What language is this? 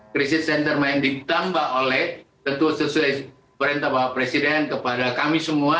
Indonesian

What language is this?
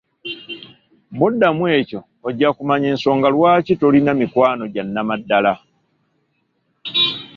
Ganda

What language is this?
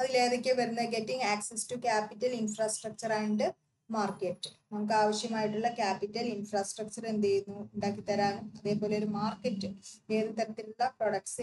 Malayalam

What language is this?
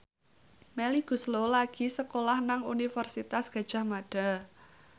Javanese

